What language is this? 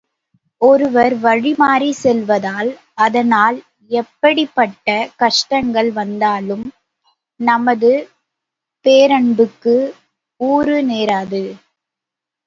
Tamil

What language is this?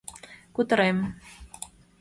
Mari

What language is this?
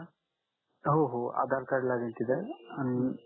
Marathi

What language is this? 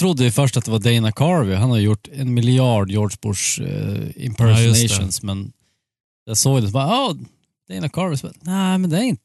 Swedish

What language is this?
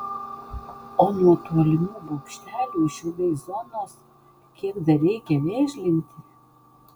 Lithuanian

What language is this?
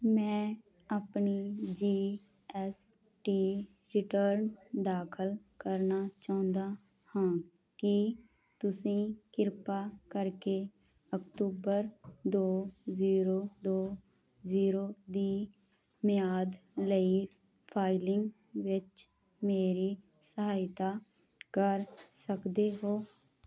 Punjabi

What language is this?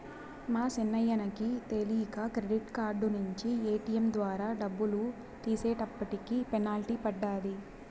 Telugu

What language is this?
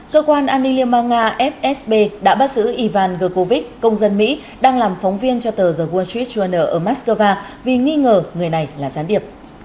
Vietnamese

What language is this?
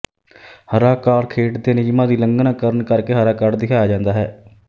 Punjabi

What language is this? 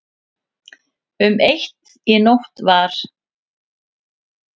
Icelandic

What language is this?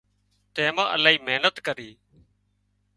Wadiyara Koli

